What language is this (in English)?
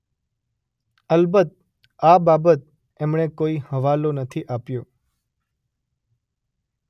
Gujarati